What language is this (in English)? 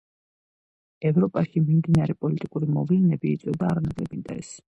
Georgian